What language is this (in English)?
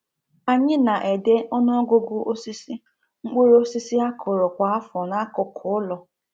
Igbo